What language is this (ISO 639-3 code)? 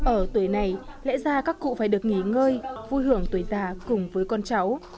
vie